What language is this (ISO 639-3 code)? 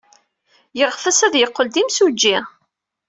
kab